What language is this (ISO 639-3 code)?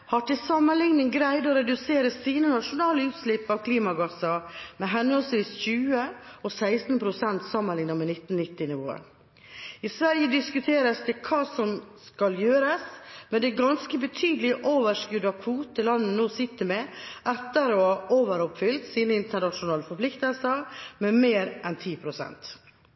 nob